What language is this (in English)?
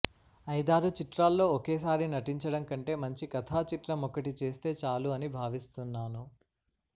Telugu